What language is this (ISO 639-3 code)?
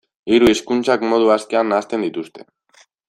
eus